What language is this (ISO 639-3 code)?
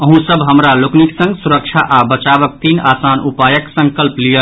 mai